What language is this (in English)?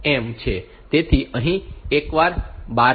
Gujarati